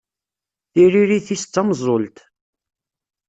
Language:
Kabyle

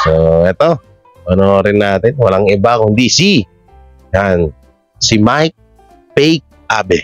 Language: Filipino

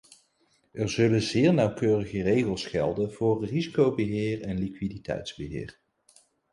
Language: Dutch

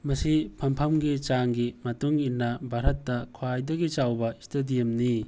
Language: Manipuri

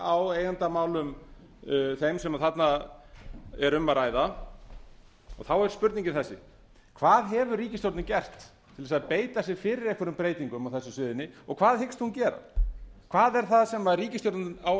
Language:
Icelandic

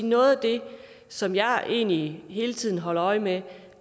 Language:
Danish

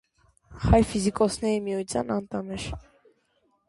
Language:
Armenian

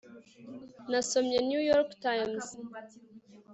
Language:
Kinyarwanda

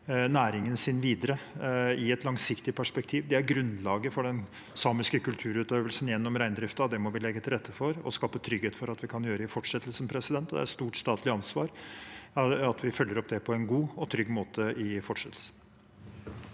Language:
Norwegian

